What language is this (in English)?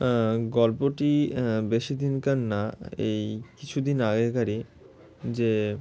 Bangla